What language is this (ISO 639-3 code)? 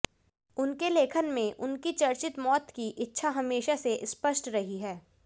hin